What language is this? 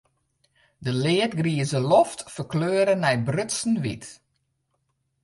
Western Frisian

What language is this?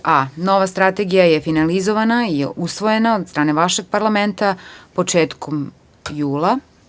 Serbian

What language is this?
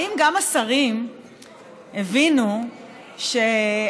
Hebrew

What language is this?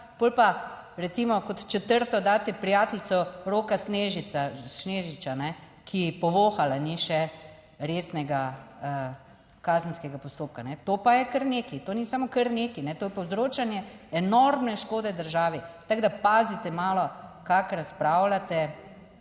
Slovenian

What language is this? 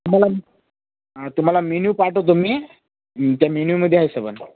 Marathi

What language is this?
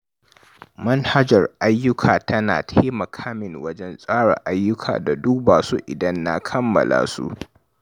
Hausa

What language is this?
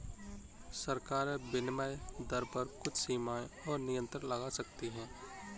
Hindi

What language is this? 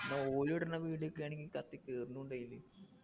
Malayalam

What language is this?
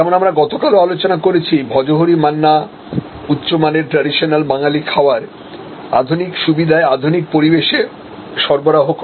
Bangla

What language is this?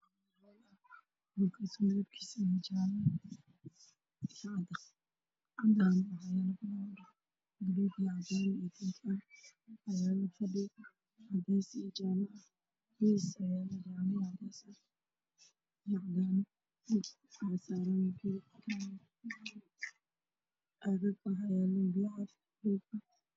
Somali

